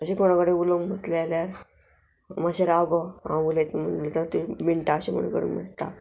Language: Konkani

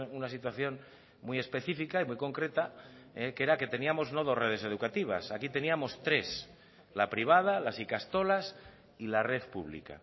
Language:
Spanish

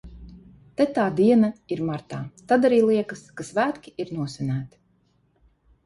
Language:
Latvian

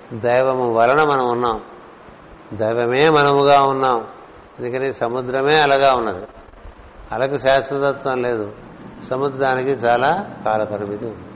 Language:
Telugu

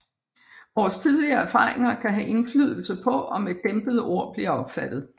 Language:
Danish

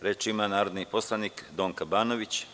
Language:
Serbian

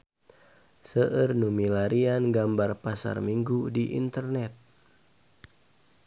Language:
Sundanese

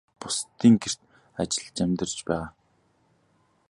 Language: Mongolian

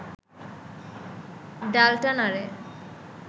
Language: Bangla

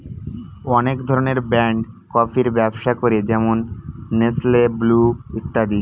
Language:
Bangla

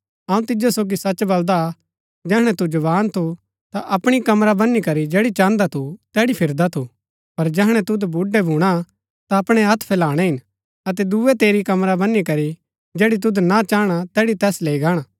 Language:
Gaddi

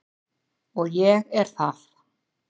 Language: Icelandic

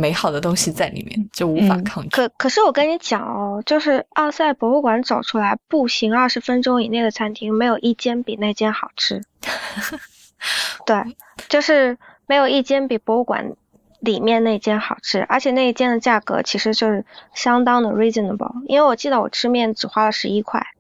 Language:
Chinese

